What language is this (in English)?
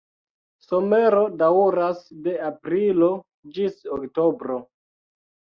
Esperanto